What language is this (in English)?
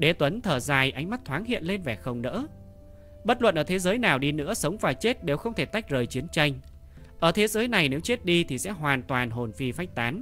Vietnamese